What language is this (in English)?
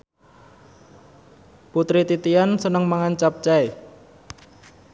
Javanese